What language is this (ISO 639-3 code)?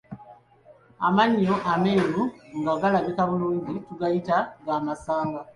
lug